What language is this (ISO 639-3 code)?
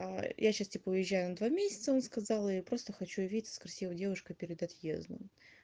rus